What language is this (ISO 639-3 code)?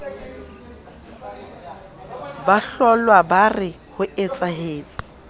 sot